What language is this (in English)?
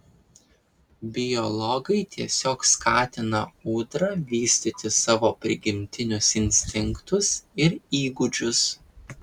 Lithuanian